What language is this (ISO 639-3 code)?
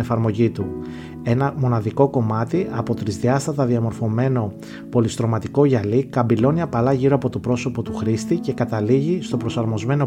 ell